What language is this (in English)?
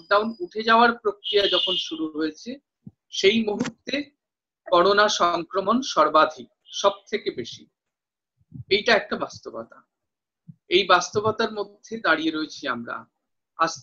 Hindi